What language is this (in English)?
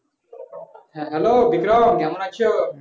Bangla